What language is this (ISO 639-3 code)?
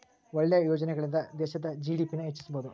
kan